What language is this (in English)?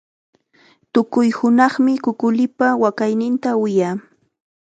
Chiquián Ancash Quechua